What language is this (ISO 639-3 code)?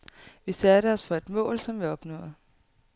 dan